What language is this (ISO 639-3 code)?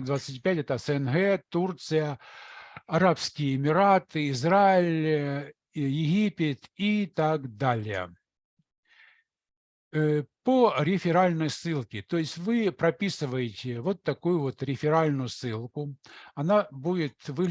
rus